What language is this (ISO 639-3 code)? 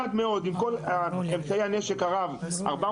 heb